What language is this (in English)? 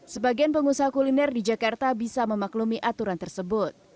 Indonesian